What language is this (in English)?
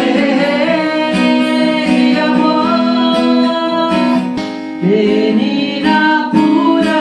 Portuguese